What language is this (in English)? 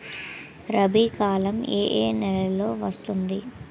Telugu